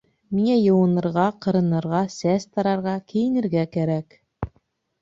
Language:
Bashkir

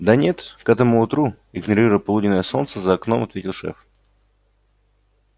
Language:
Russian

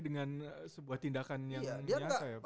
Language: Indonesian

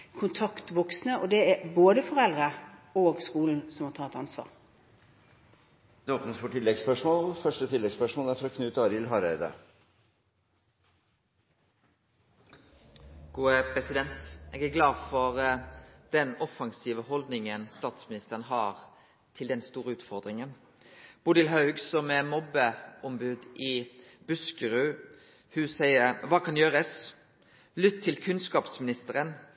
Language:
Norwegian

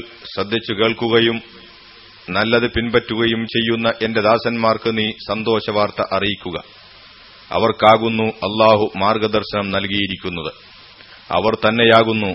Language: Malayalam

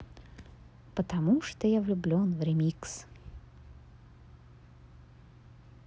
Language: Russian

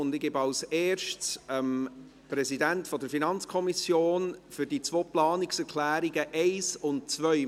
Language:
Swiss German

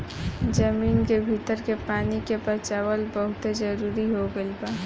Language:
Bhojpuri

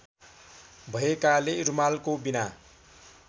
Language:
Nepali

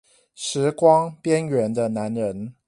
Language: Chinese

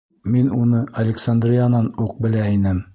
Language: Bashkir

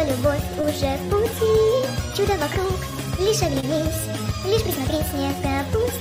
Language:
Russian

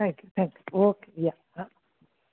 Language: Marathi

